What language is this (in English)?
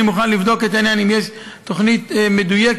Hebrew